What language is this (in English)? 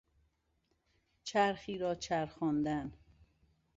Persian